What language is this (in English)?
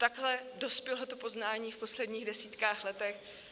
Czech